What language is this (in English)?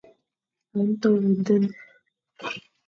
Fang